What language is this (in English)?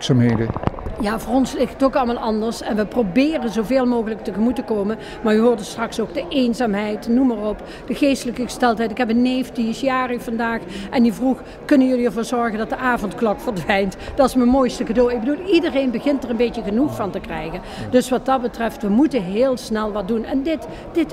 Dutch